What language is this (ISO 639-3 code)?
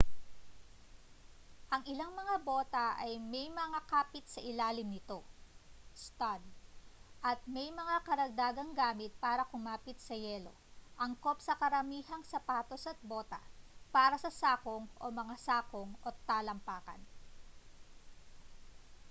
fil